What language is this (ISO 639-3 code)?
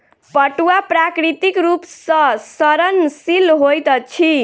mai